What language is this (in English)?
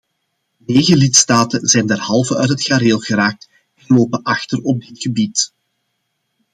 Dutch